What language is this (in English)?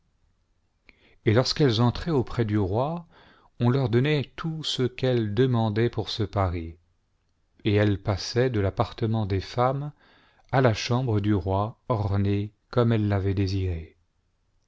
French